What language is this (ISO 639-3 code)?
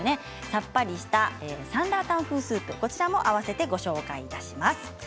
jpn